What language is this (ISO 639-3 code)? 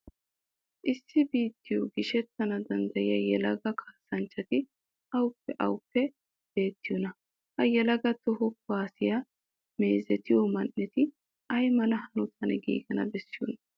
wal